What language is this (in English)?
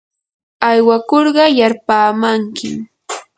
Yanahuanca Pasco Quechua